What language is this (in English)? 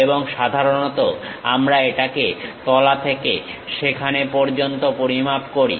Bangla